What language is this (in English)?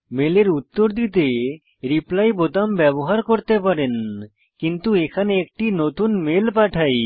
Bangla